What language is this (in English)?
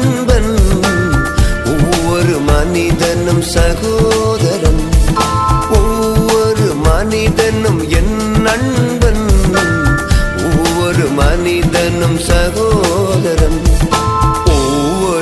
Urdu